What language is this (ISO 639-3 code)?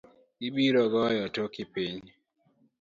luo